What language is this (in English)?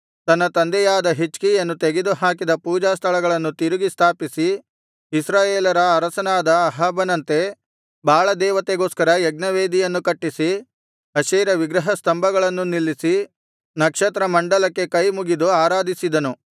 Kannada